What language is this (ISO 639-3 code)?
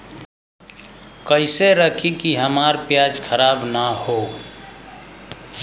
bho